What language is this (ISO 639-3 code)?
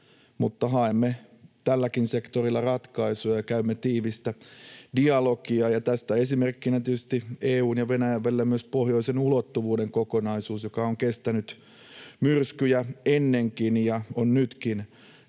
fin